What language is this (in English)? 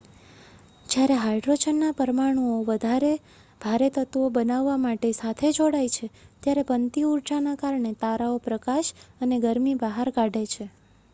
Gujarati